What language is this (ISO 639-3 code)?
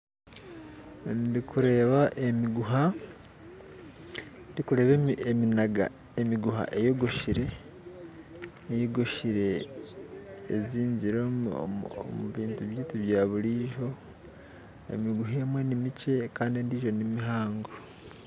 nyn